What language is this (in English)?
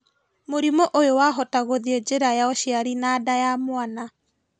Kikuyu